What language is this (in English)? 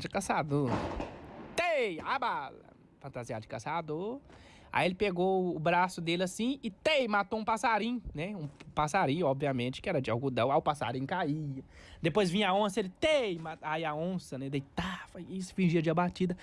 Portuguese